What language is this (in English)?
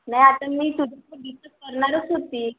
Marathi